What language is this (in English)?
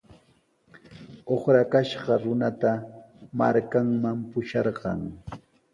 Sihuas Ancash Quechua